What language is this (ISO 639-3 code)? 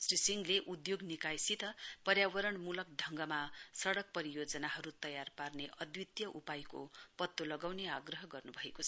nep